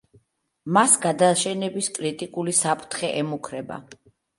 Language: Georgian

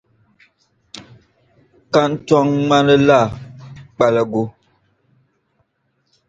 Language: Dagbani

